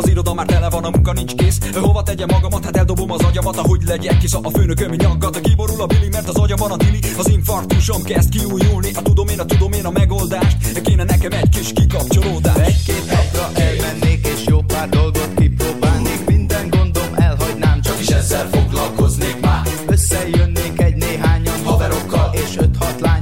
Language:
Hungarian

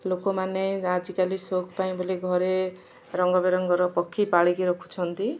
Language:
Odia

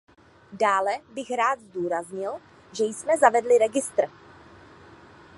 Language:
Czech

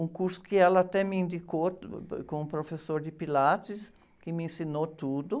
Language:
Portuguese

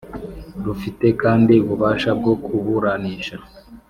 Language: Kinyarwanda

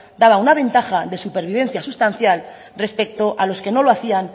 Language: Spanish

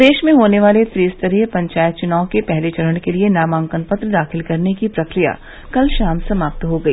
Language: Hindi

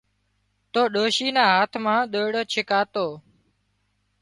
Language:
Wadiyara Koli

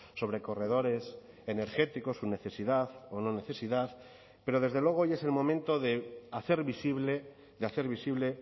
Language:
Spanish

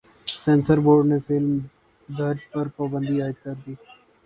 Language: Urdu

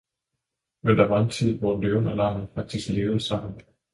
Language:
Danish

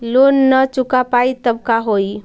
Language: Magahi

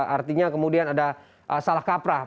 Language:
Indonesian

